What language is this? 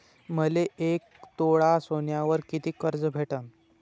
Marathi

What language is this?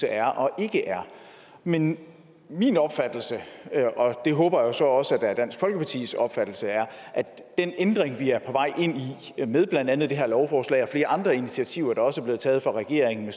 Danish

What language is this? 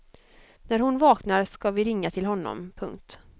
Swedish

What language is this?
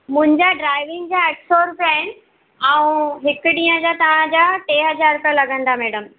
Sindhi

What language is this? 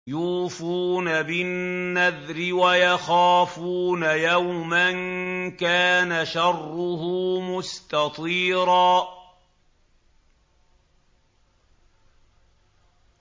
Arabic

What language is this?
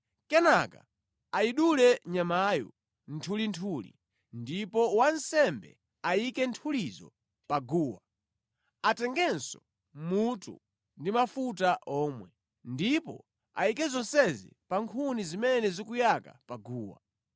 Nyanja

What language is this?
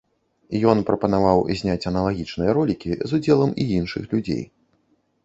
Belarusian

